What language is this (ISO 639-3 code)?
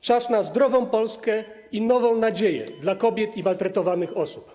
pol